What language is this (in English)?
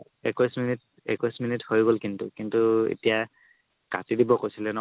Assamese